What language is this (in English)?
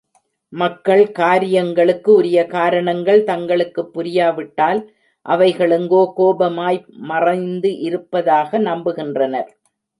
Tamil